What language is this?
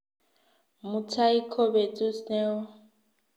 Kalenjin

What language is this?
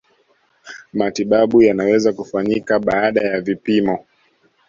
Swahili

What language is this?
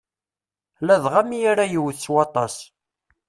Kabyle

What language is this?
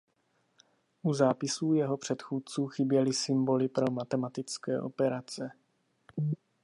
Czech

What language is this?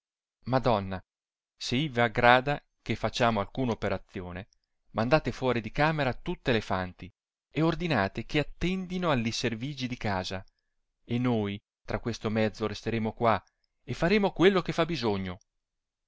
Italian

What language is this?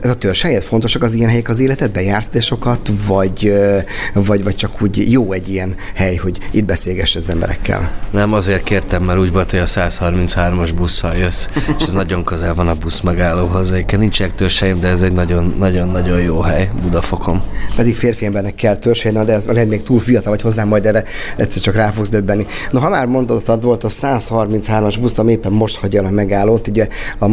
Hungarian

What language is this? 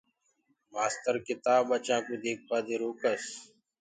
Gurgula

